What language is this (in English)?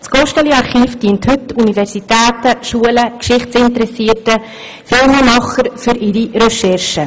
Swiss German